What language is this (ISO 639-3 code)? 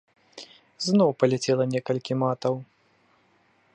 bel